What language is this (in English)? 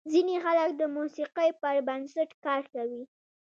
Pashto